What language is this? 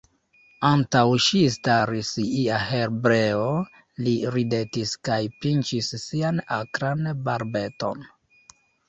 Esperanto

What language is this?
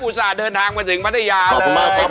Thai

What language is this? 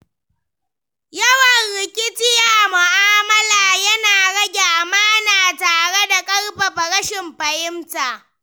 Hausa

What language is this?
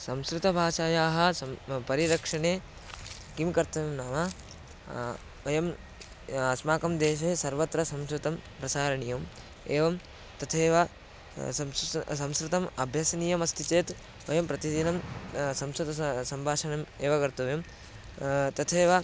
Sanskrit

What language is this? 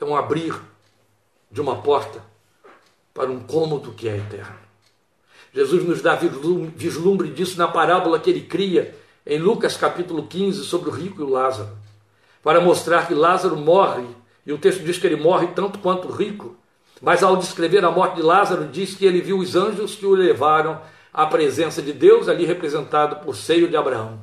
Portuguese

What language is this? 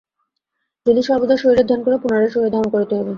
Bangla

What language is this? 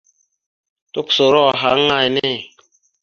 Mada (Cameroon)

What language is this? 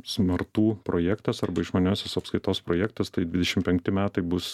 Lithuanian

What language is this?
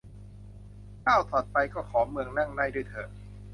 Thai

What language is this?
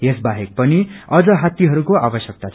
Nepali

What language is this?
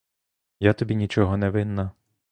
Ukrainian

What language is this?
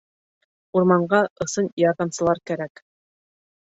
Bashkir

